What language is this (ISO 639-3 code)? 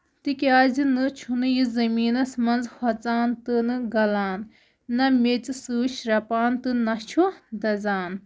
kas